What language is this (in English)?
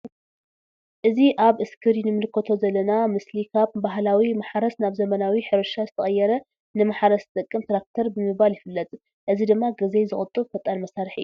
Tigrinya